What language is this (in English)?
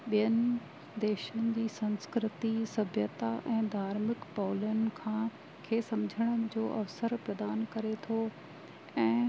Sindhi